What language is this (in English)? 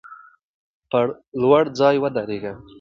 Pashto